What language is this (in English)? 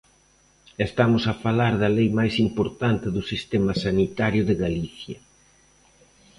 Galician